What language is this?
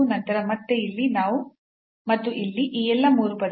Kannada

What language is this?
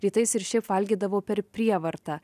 Lithuanian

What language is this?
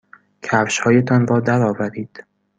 Persian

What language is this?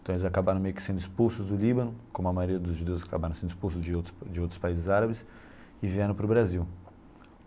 Portuguese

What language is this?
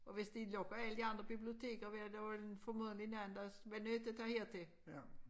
Danish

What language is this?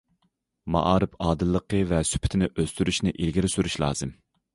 Uyghur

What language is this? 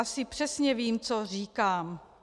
Czech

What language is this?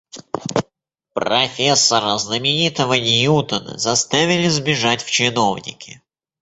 Russian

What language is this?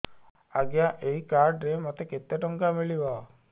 Odia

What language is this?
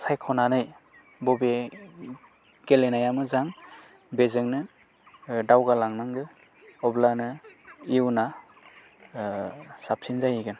Bodo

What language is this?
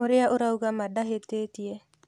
Kikuyu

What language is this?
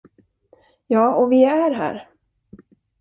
Swedish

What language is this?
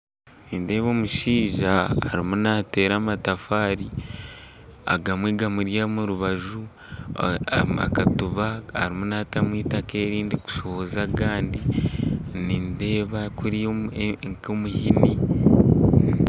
Nyankole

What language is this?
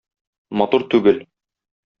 Tatar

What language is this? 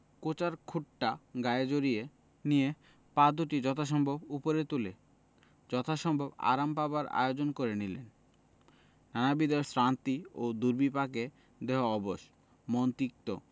Bangla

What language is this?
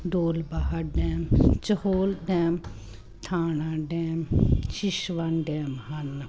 Punjabi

